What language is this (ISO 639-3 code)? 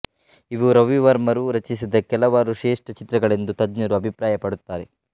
kan